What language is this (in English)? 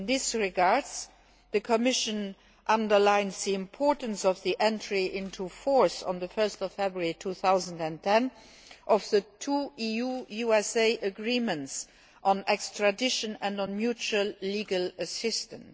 English